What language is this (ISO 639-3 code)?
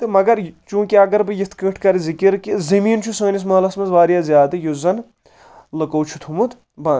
kas